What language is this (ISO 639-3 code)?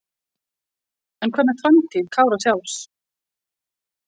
isl